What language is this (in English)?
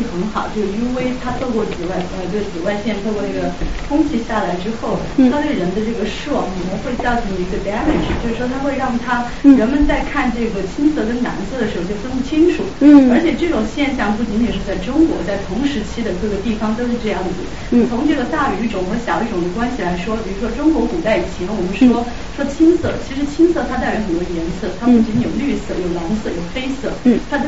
Chinese